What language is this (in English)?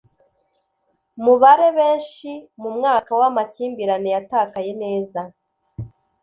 Kinyarwanda